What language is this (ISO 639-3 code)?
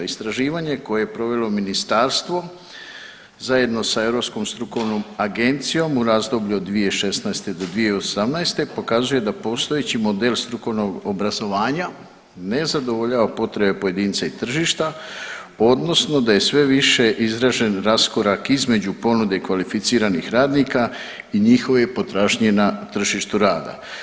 hrv